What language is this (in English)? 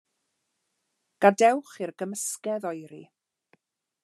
Welsh